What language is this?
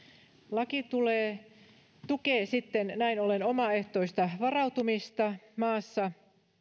Finnish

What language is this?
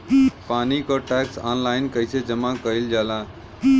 Bhojpuri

